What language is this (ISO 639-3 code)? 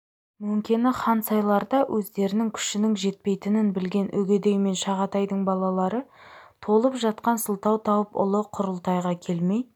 kaz